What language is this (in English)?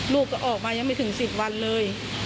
Thai